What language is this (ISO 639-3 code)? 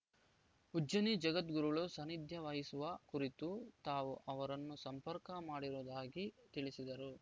kan